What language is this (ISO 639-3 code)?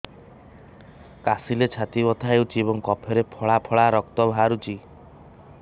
ori